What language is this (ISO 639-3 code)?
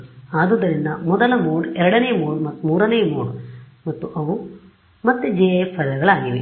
kan